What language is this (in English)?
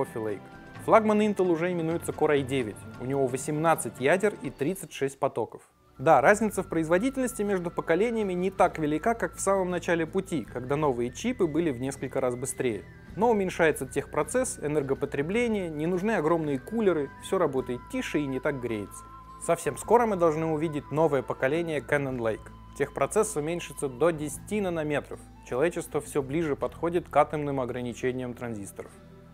Russian